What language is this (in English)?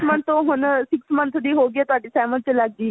Punjabi